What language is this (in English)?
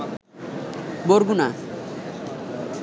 Bangla